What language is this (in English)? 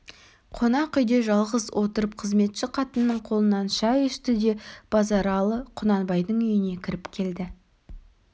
Kazakh